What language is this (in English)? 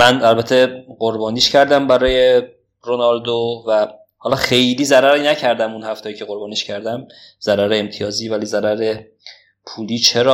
Persian